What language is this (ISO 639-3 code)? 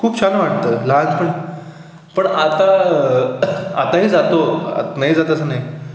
mar